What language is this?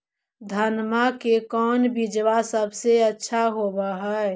Magahi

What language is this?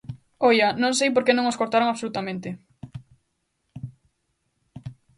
Galician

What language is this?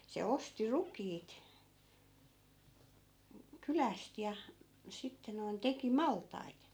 Finnish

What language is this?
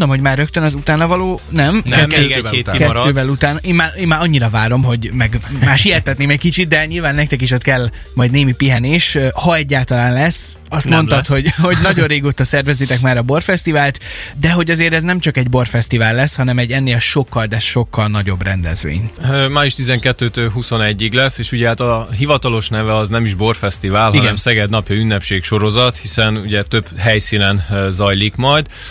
Hungarian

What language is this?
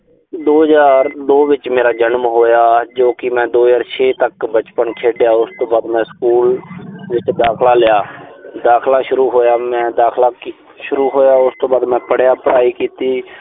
Punjabi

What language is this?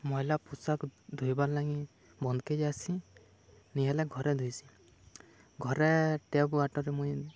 Odia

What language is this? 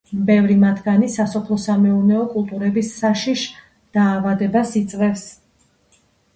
Georgian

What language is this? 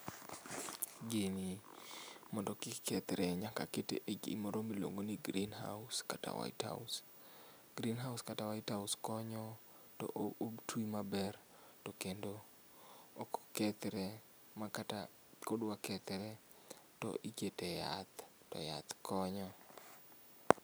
Luo (Kenya and Tanzania)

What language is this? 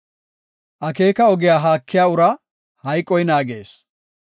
Gofa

